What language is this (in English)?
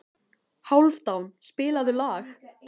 Icelandic